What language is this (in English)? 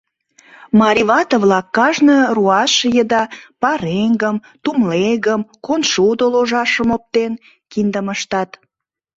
Mari